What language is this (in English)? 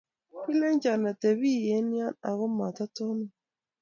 Kalenjin